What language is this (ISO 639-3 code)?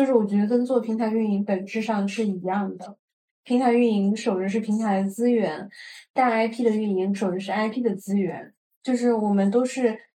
zho